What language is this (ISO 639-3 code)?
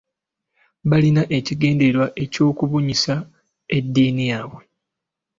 lug